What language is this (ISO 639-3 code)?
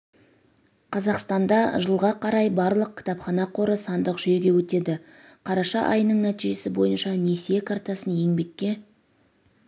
kaz